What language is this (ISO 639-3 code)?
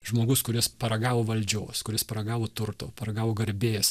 lit